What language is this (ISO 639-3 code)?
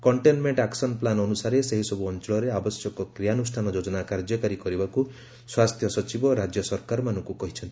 ori